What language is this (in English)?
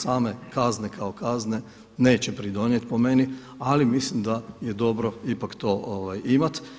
Croatian